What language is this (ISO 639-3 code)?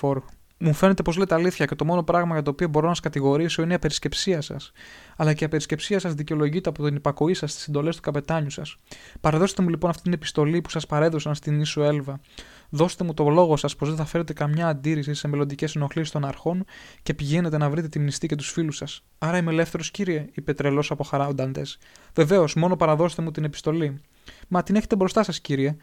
ell